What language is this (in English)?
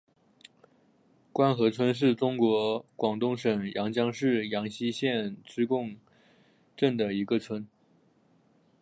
Chinese